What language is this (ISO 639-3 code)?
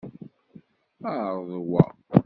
kab